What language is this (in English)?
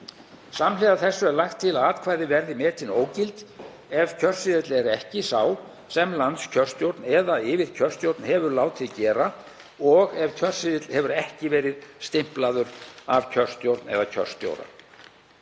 Icelandic